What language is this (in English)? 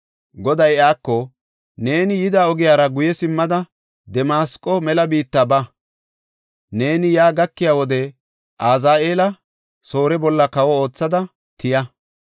Gofa